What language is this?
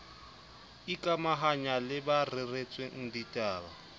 Southern Sotho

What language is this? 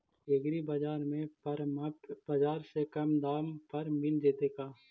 Magahi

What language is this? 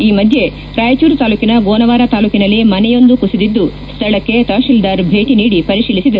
Kannada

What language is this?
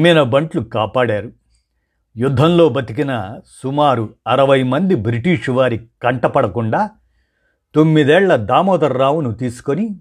Telugu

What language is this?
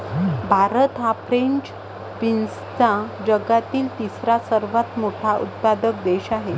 Marathi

